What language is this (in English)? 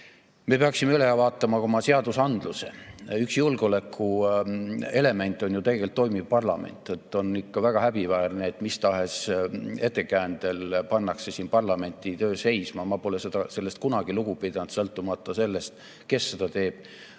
Estonian